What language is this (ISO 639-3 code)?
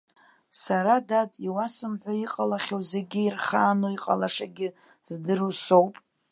abk